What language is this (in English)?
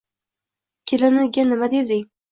Uzbek